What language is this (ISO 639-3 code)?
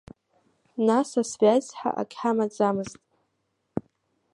abk